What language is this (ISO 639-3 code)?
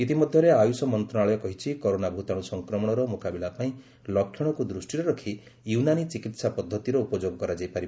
ori